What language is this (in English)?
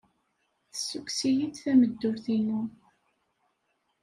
Kabyle